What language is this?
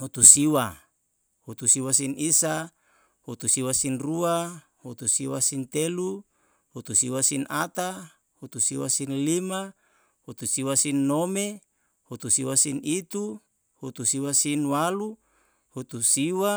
Yalahatan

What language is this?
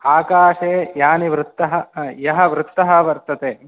Sanskrit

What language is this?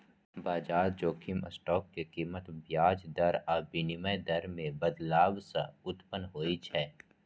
Maithili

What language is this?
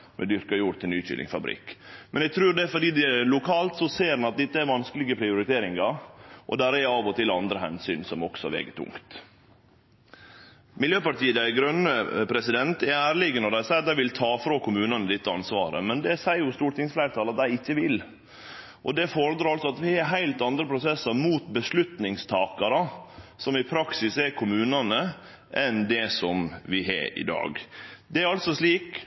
Norwegian Nynorsk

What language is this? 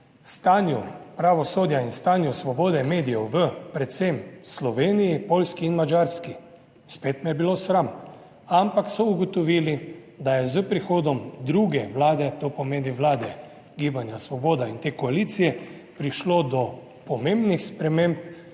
Slovenian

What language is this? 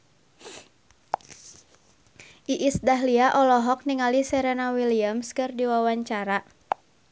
Sundanese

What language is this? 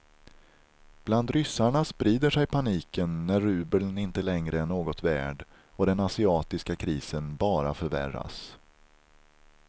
Swedish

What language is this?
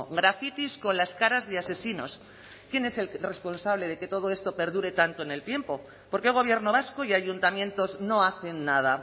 Spanish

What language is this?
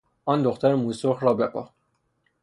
Persian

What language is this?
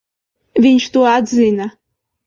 Latvian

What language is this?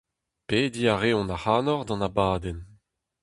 Breton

